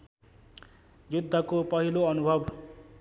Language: Nepali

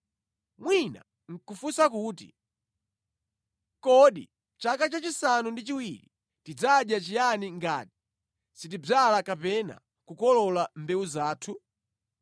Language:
Nyanja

